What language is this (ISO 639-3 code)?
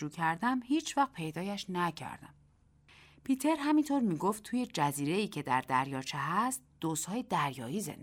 fas